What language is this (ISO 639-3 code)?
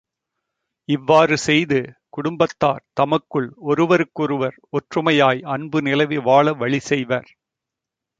tam